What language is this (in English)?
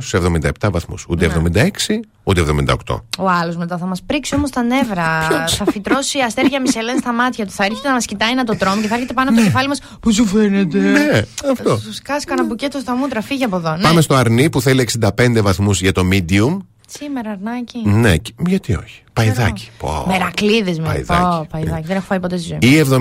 Greek